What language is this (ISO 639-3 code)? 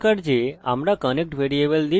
ben